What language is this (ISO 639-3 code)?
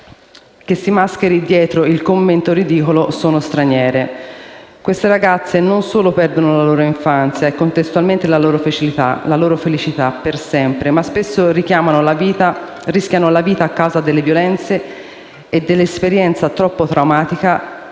ita